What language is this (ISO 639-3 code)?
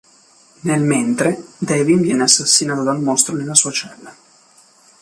ita